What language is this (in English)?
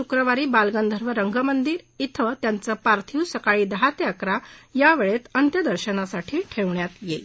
Marathi